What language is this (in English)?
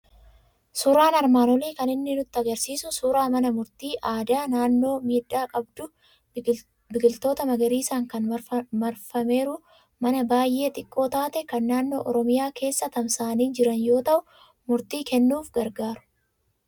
Oromo